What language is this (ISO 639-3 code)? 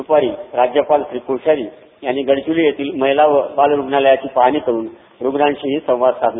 mar